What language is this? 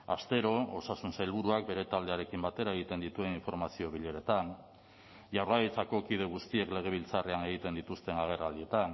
Basque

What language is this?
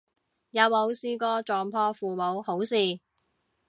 Cantonese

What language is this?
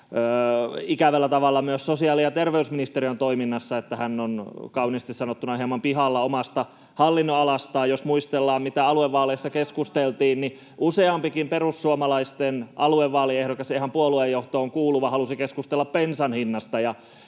Finnish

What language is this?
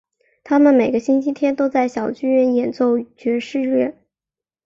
Chinese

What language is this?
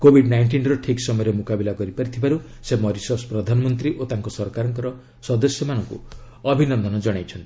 Odia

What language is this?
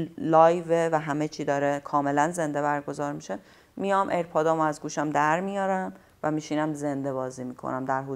Persian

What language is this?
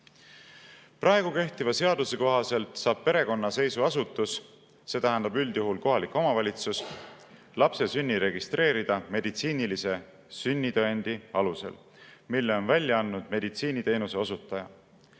Estonian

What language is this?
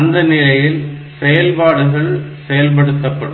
Tamil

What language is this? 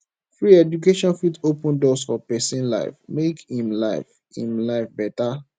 Nigerian Pidgin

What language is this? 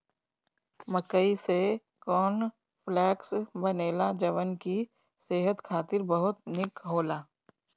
Bhojpuri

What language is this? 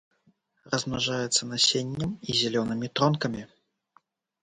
Belarusian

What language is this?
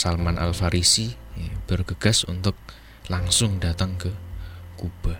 Indonesian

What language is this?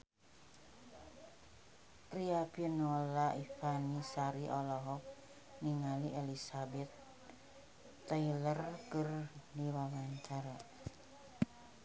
Sundanese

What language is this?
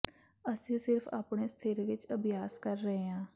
Punjabi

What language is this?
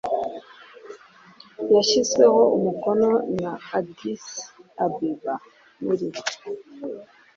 Kinyarwanda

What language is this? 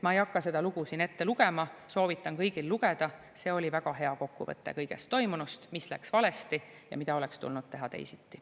Estonian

